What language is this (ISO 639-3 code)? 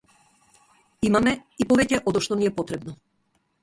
mkd